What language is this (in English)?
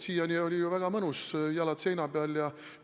Estonian